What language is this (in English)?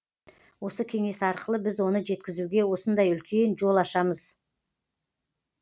Kazakh